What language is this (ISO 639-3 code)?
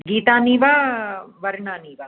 san